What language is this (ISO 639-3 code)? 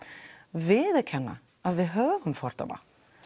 isl